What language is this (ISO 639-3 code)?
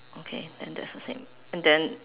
eng